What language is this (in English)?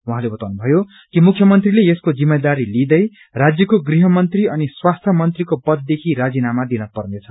Nepali